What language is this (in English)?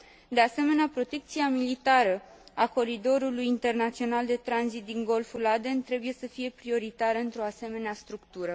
Romanian